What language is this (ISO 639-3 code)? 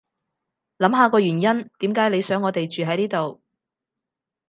yue